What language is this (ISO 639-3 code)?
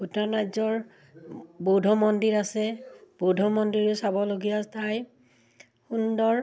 asm